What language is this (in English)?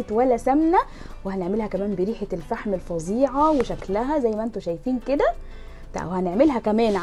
Arabic